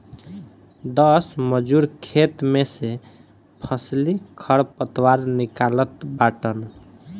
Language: Bhojpuri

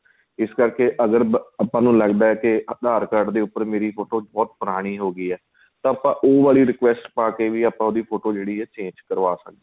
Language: Punjabi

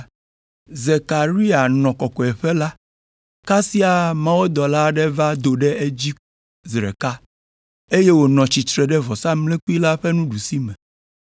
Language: Ewe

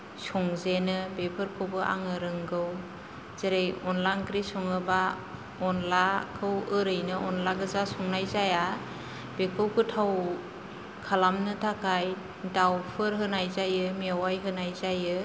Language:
Bodo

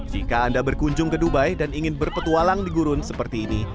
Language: Indonesian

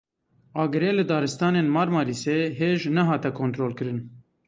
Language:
Kurdish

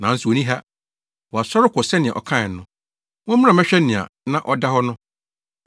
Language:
Akan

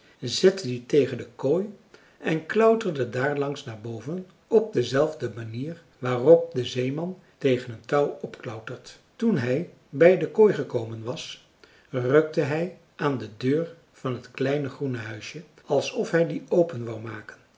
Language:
Dutch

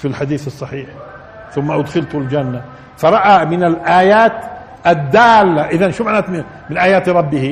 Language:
Arabic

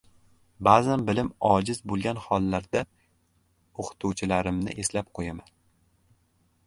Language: Uzbek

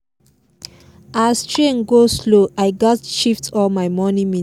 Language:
Nigerian Pidgin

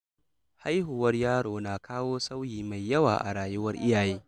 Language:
Hausa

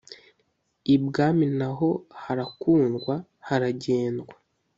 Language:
Kinyarwanda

